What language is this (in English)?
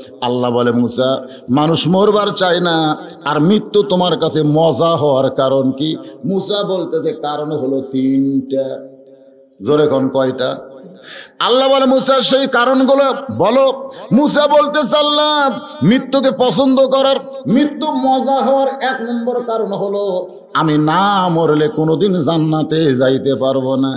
Bangla